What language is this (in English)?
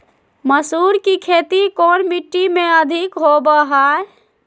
Magahi